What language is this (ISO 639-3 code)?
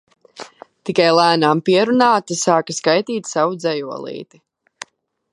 lav